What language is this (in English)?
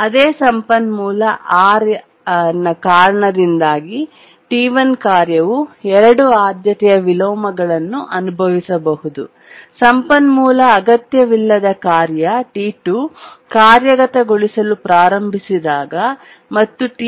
Kannada